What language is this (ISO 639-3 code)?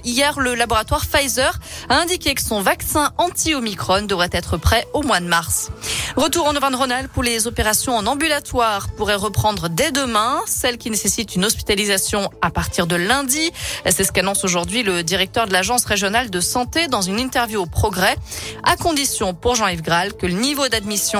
fra